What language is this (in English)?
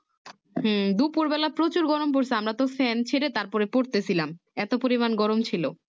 Bangla